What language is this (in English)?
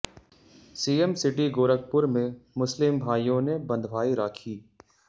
Hindi